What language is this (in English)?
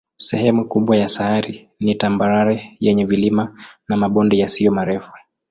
Swahili